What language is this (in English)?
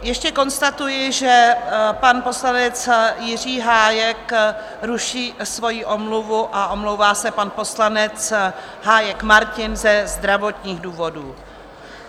Czech